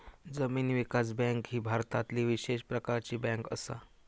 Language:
Marathi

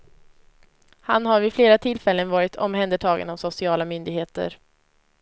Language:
Swedish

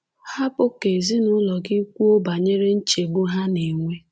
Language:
Igbo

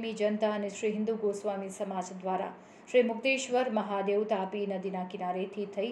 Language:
Gujarati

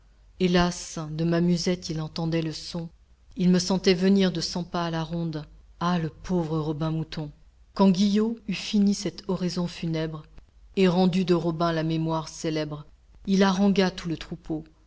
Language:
French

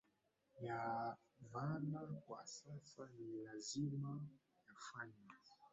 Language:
Swahili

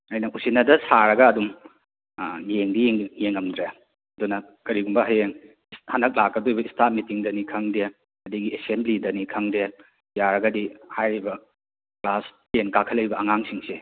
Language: Manipuri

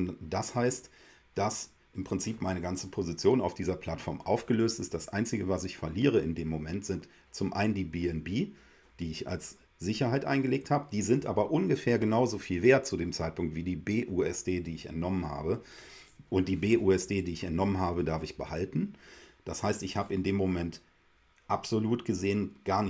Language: German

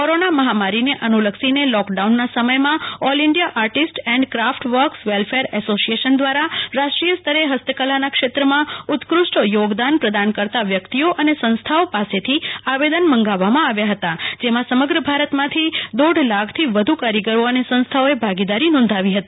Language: Gujarati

